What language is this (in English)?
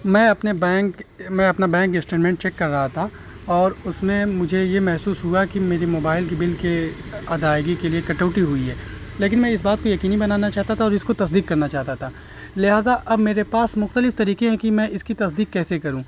Urdu